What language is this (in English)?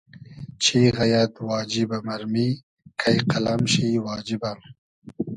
Hazaragi